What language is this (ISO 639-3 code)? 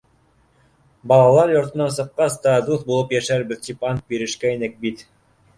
bak